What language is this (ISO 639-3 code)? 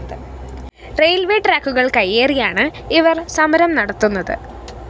mal